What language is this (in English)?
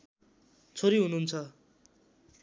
Nepali